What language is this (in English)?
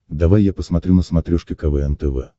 Russian